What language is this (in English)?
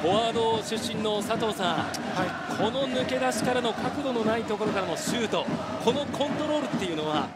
Japanese